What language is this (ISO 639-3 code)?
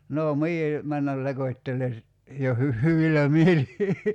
fin